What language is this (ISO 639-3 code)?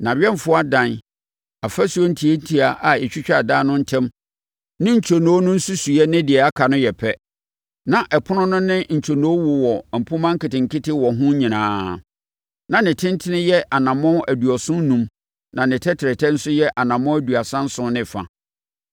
aka